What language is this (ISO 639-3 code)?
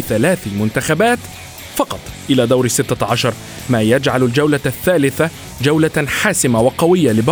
ara